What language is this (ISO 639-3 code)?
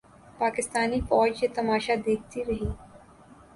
urd